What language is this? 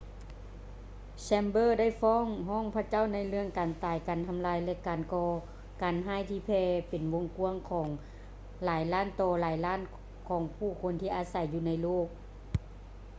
Lao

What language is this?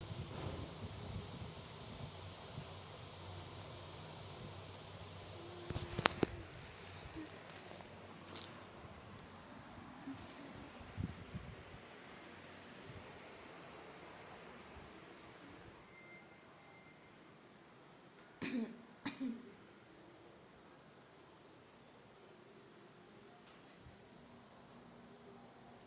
Odia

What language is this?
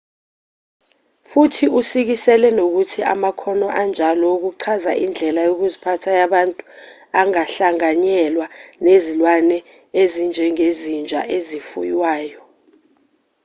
Zulu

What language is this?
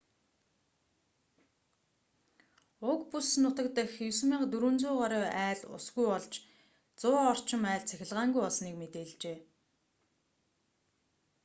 Mongolian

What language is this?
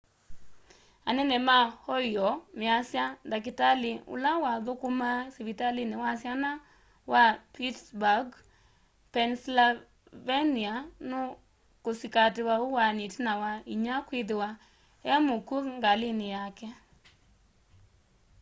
Kamba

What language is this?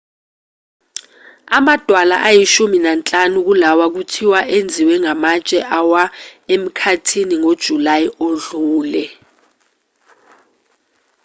Zulu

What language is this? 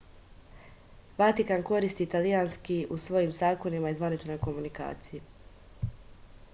Serbian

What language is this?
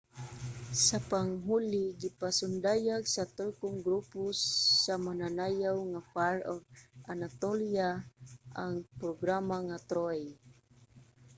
Cebuano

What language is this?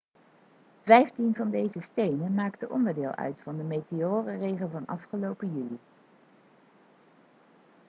Dutch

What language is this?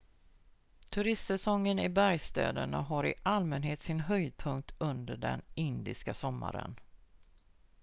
Swedish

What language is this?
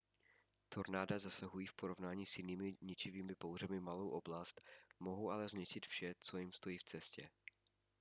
Czech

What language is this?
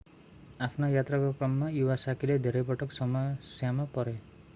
Nepali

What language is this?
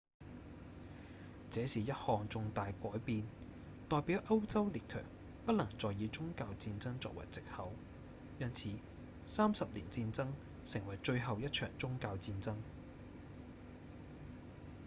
Cantonese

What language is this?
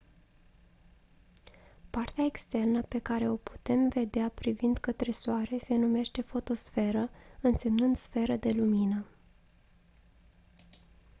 Romanian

